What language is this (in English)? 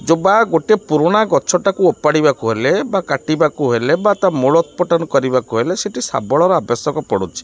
Odia